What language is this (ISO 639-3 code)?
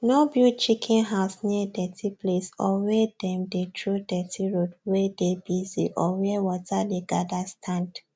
pcm